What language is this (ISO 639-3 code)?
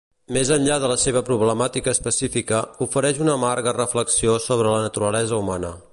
cat